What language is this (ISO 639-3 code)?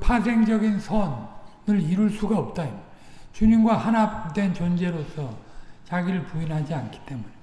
kor